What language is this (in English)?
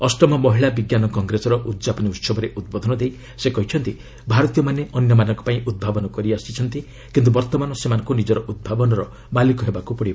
Odia